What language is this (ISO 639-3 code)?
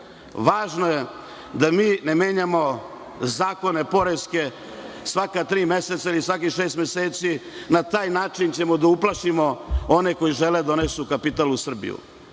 srp